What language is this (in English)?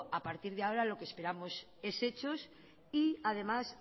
Spanish